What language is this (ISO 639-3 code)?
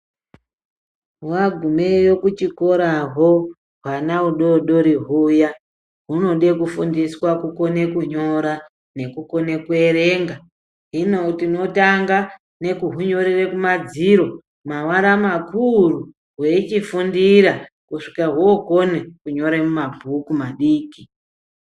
ndc